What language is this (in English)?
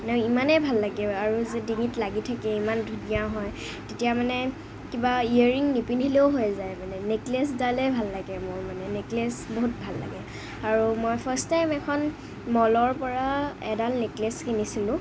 Assamese